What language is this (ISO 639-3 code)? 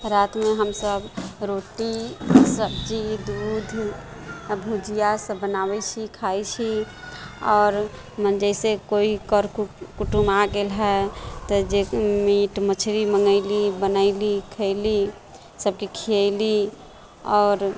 mai